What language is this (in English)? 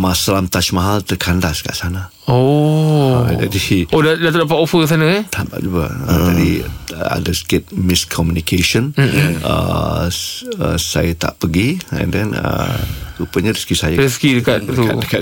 Malay